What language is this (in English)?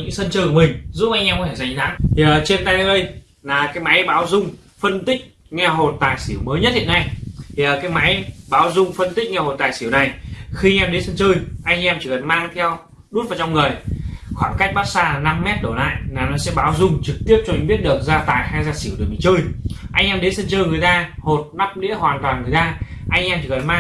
Vietnamese